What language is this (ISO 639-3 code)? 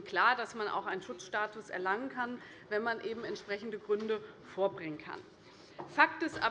deu